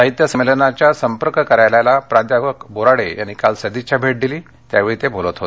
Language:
Marathi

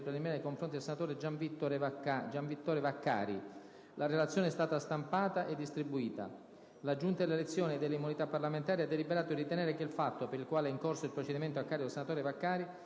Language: Italian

